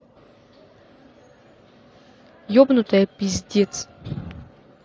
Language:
Russian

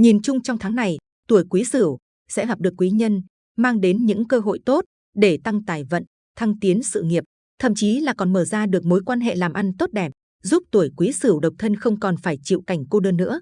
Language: Vietnamese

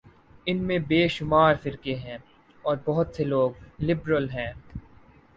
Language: Urdu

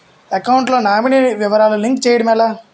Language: Telugu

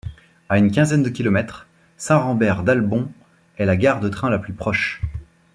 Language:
French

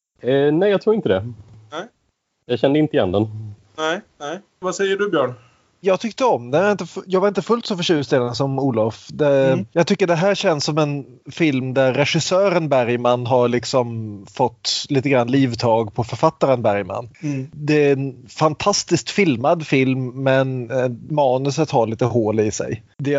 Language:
Swedish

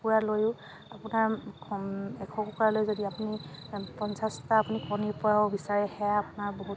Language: Assamese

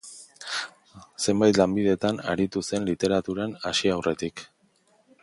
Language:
Basque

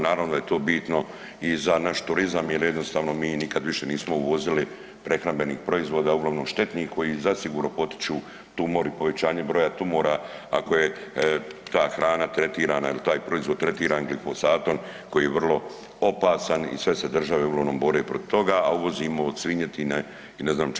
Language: Croatian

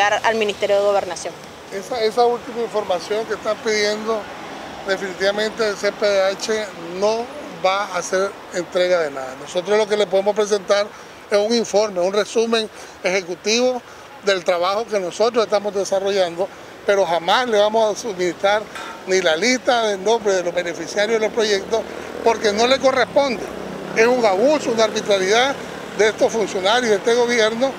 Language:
Spanish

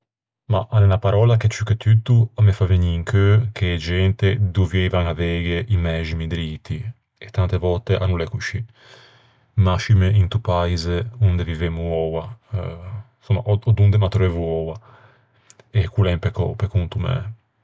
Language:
Ligurian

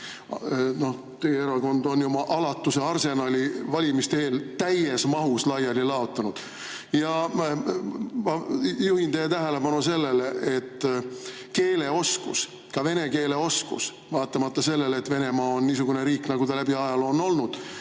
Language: Estonian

